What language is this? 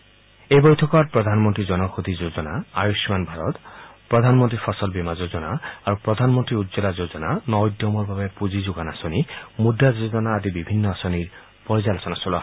Assamese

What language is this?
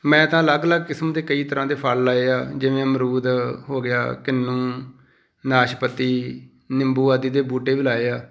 Punjabi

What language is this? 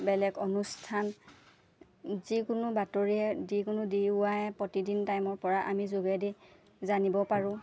Assamese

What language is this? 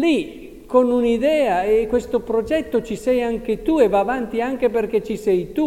Italian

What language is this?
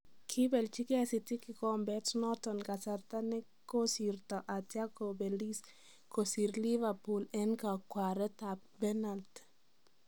Kalenjin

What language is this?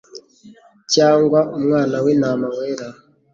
Kinyarwanda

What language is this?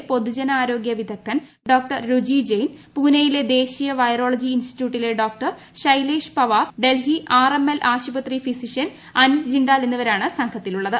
Malayalam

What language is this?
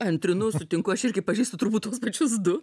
Lithuanian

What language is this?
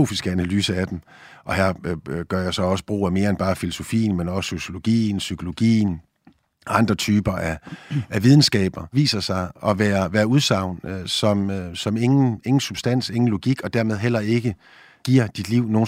Danish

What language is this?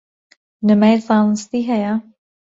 Central Kurdish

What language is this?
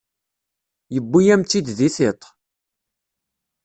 Kabyle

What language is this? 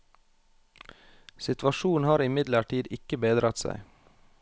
Norwegian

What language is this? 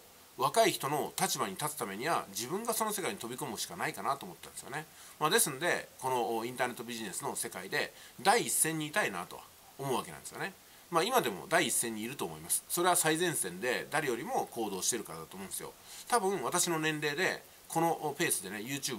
Japanese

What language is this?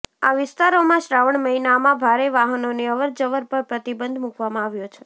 Gujarati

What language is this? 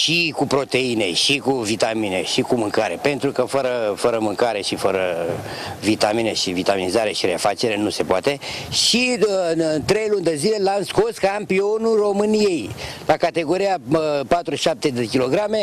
Romanian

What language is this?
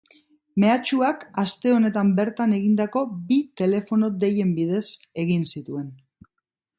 Basque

